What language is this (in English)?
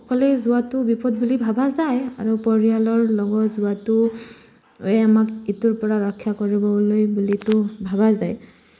Assamese